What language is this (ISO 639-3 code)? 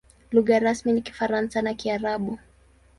swa